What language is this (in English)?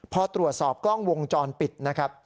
Thai